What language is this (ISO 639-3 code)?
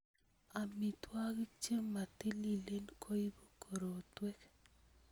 kln